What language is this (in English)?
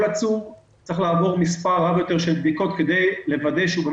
Hebrew